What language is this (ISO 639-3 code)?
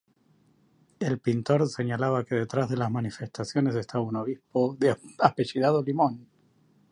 spa